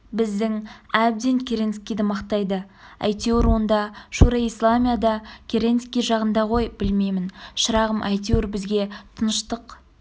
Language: Kazakh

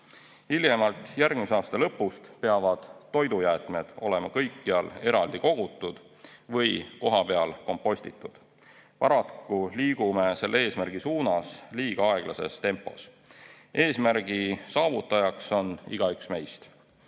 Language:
Estonian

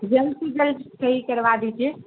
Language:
Urdu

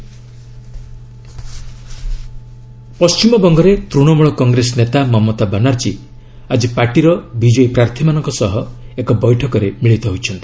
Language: Odia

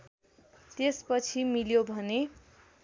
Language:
Nepali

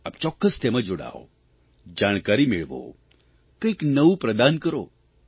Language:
Gujarati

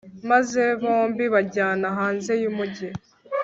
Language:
Kinyarwanda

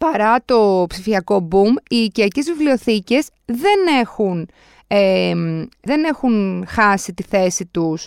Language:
Greek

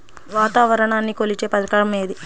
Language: Telugu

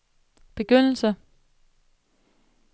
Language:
Danish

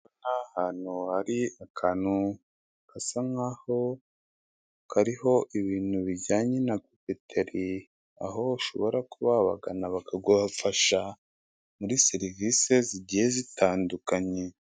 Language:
Kinyarwanda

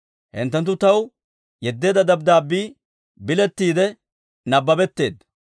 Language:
Dawro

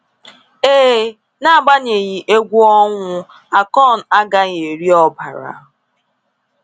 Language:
Igbo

